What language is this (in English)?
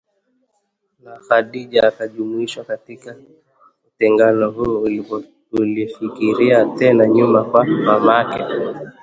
Swahili